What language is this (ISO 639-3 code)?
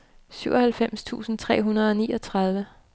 dan